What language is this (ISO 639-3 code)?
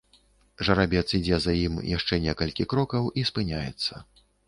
bel